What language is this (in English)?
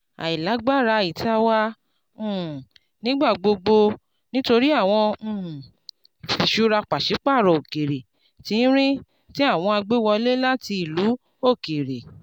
Yoruba